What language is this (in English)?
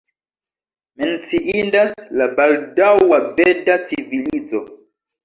Esperanto